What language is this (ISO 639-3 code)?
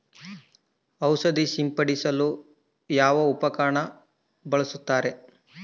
kan